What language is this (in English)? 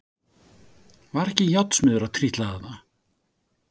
Icelandic